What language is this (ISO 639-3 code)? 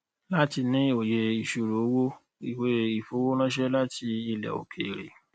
yor